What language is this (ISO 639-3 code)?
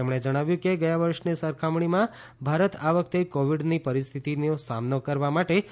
guj